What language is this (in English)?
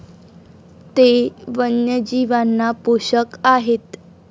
Marathi